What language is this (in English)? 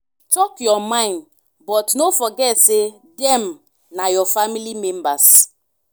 Nigerian Pidgin